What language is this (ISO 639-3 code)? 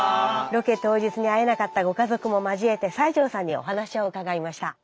jpn